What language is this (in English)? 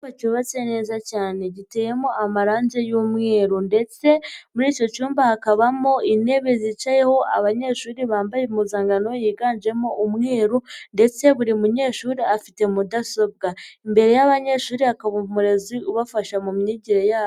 Kinyarwanda